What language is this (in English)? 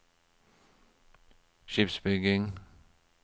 Norwegian